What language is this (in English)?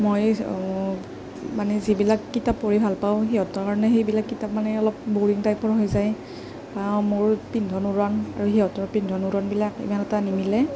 Assamese